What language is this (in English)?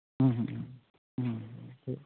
Santali